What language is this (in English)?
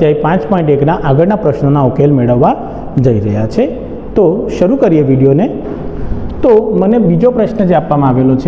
Hindi